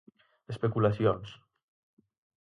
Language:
Galician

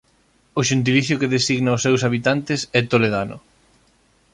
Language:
Galician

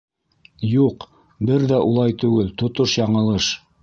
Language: Bashkir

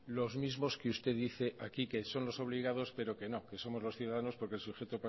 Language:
Spanish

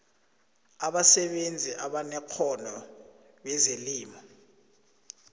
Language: South Ndebele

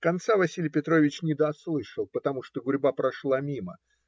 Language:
Russian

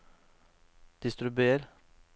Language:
Norwegian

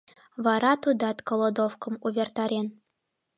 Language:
Mari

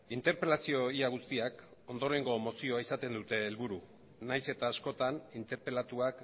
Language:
Basque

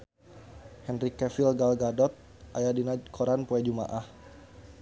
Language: Sundanese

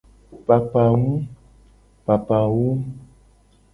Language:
Gen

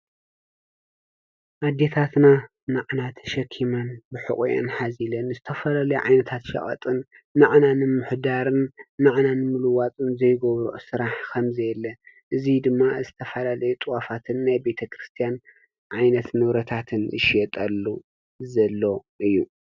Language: Tigrinya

